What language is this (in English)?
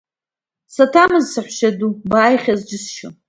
Abkhazian